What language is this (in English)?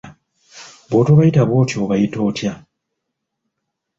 Ganda